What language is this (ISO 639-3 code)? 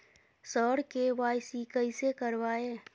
mai